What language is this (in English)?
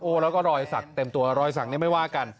Thai